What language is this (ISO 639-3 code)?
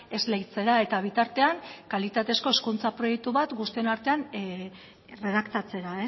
eus